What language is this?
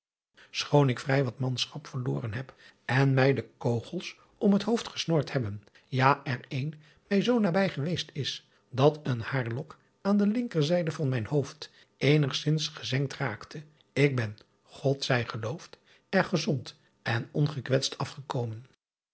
Dutch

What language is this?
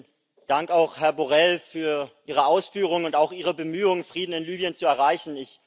German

